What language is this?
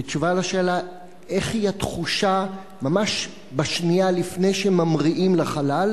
Hebrew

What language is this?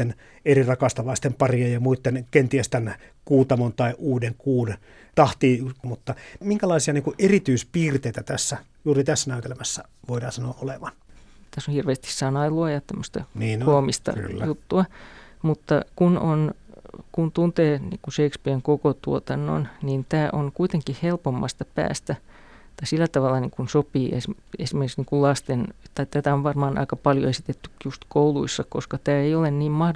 Finnish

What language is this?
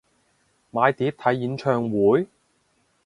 Cantonese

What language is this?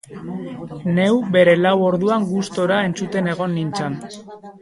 Basque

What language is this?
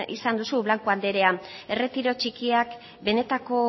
Basque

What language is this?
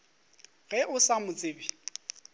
Northern Sotho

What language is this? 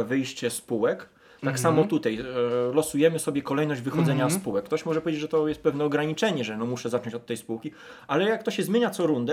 Polish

